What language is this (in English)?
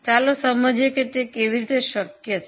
Gujarati